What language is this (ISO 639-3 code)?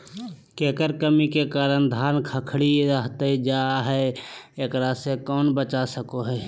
mag